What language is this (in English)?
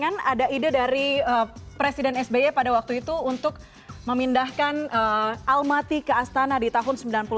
Indonesian